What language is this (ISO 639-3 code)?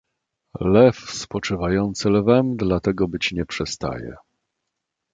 pol